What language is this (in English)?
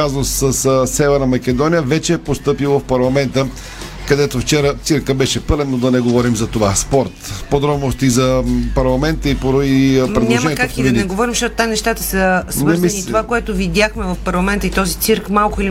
Bulgarian